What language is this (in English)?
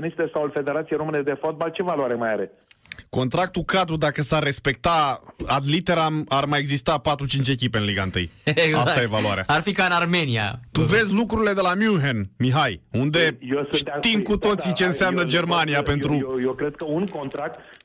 Romanian